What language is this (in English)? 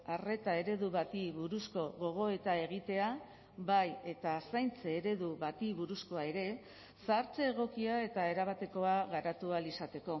Basque